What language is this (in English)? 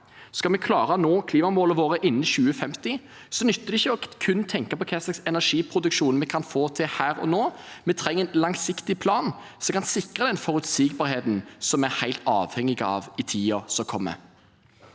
Norwegian